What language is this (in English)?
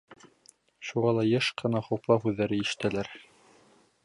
Bashkir